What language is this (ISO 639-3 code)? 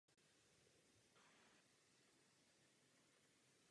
ces